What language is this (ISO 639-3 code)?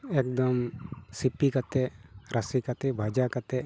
sat